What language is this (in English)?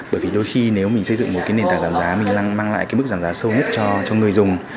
Vietnamese